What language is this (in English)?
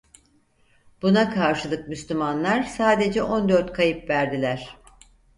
Turkish